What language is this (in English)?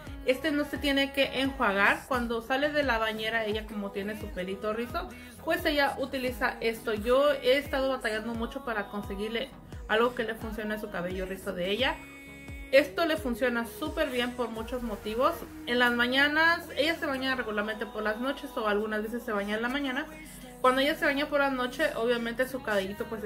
Spanish